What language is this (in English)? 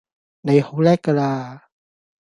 Cantonese